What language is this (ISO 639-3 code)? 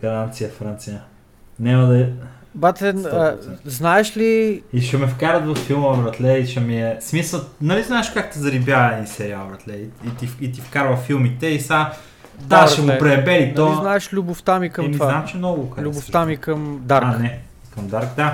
bul